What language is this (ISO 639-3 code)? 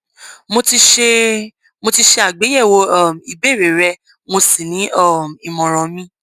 yor